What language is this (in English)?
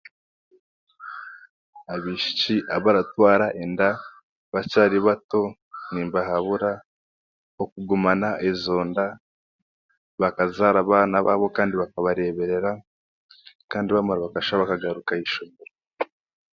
Chiga